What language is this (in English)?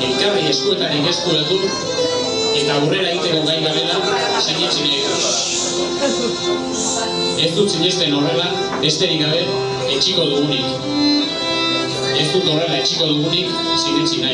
Czech